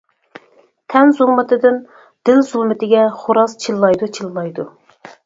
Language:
Uyghur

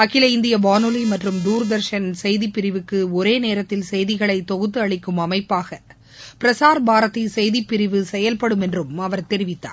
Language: Tamil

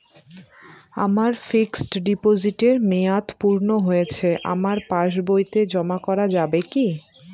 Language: Bangla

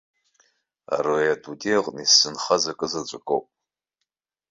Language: Abkhazian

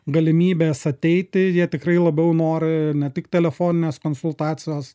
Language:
Lithuanian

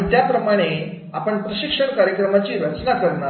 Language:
Marathi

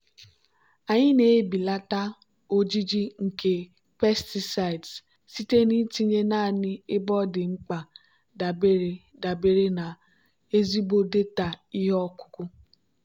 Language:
Igbo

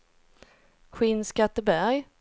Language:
Swedish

